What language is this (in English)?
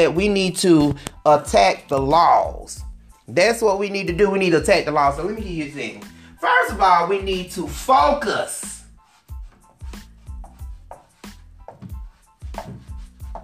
English